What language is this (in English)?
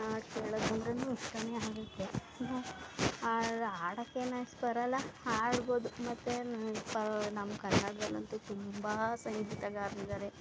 Kannada